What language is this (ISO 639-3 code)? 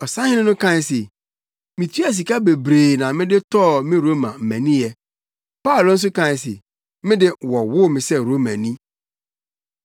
aka